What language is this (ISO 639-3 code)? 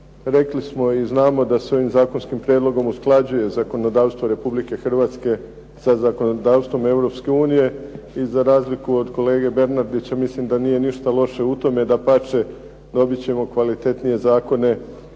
hrv